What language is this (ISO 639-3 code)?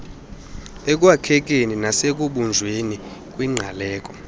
xho